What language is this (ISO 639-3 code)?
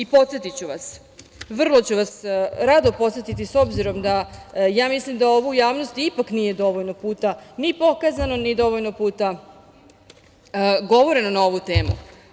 srp